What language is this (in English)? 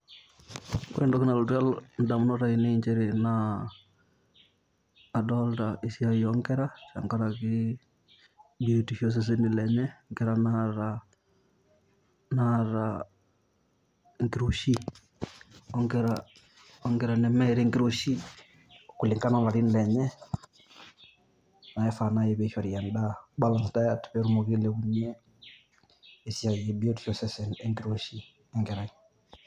Masai